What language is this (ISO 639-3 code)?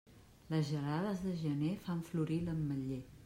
cat